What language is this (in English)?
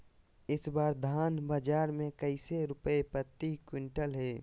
Magahi